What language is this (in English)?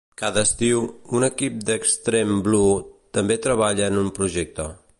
Catalan